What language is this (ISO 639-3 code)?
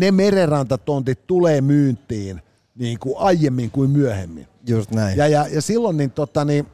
fin